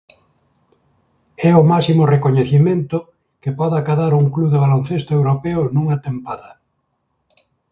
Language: Galician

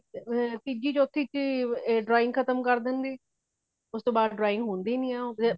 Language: Punjabi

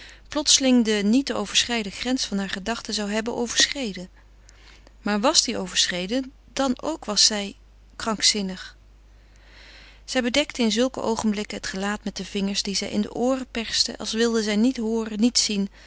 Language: Dutch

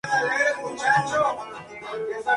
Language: Spanish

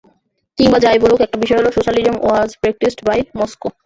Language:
Bangla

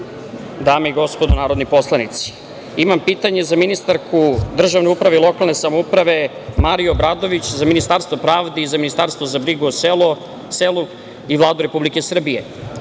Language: Serbian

